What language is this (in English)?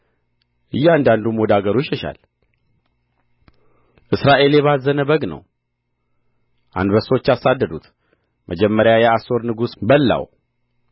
Amharic